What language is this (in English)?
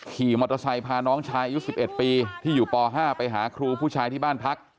Thai